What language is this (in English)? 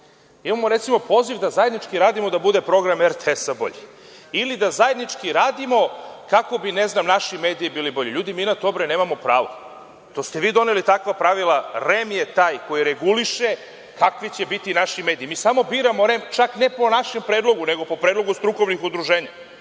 Serbian